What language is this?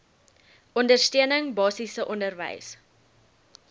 Afrikaans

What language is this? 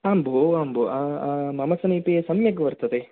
Sanskrit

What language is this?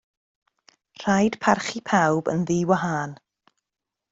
Welsh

